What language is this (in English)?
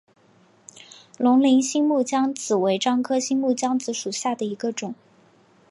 Chinese